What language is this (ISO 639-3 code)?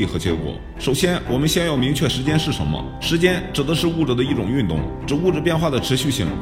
zho